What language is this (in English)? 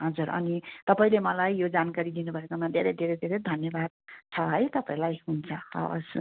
Nepali